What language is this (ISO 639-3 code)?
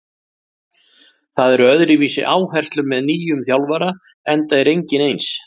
isl